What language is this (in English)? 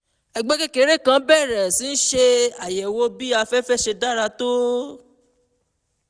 Yoruba